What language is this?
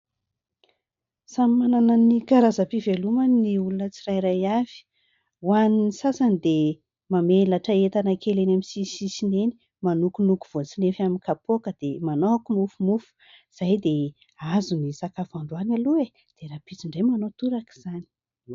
Malagasy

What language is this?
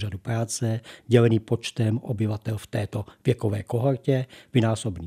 Czech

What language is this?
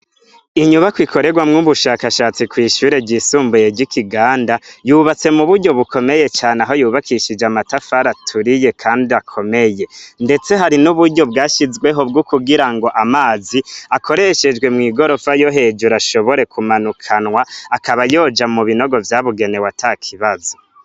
Rundi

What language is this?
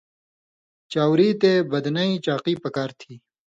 Indus Kohistani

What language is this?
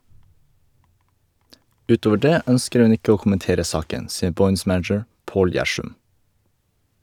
Norwegian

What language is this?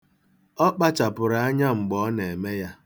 Igbo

